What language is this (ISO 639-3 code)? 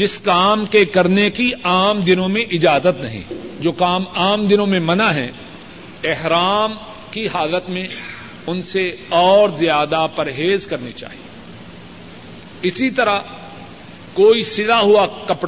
urd